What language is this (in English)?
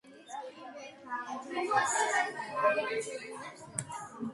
Georgian